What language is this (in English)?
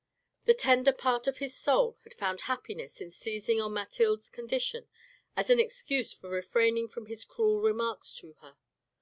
English